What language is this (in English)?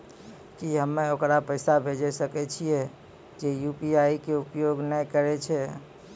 Maithili